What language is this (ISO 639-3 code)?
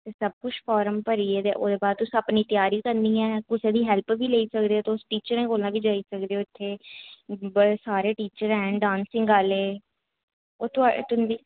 doi